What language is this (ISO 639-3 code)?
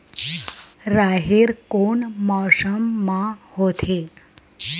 hne